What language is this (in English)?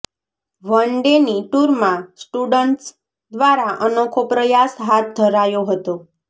Gujarati